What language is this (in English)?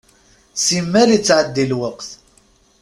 Kabyle